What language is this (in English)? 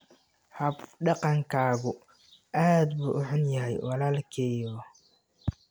Somali